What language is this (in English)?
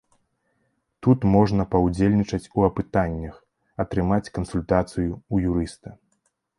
Belarusian